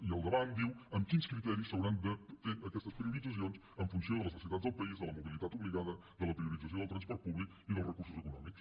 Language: Catalan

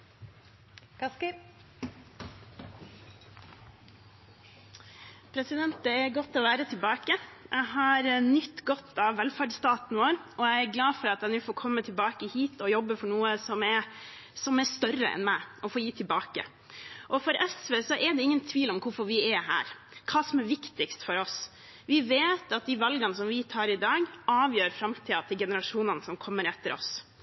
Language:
Norwegian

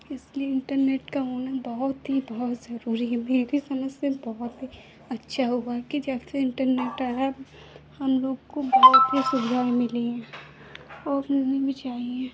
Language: Hindi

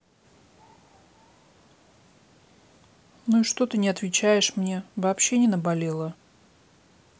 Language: Russian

